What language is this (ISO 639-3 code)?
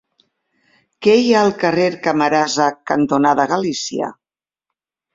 cat